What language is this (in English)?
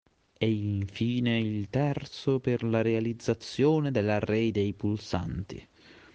Italian